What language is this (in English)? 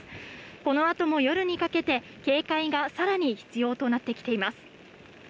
Japanese